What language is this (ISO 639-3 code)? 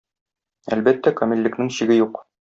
tat